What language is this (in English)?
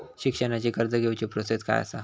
Marathi